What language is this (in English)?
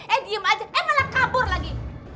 Indonesian